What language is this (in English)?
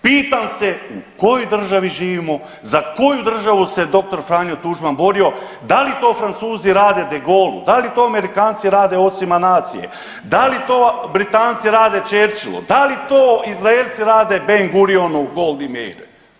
Croatian